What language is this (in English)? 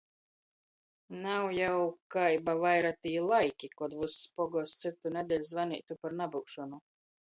Latgalian